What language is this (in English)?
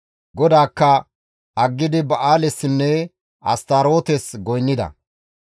Gamo